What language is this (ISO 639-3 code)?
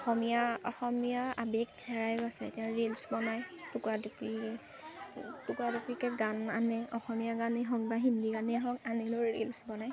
asm